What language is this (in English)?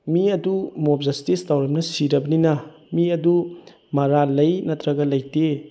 Manipuri